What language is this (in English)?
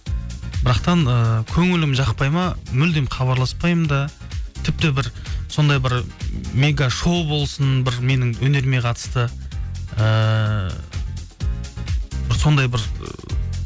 Kazakh